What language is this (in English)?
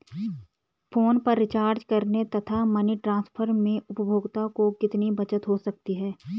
Hindi